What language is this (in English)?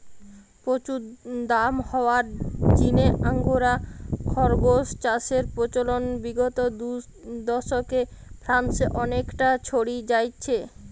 Bangla